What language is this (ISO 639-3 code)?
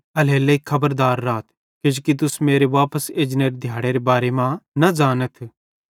bhd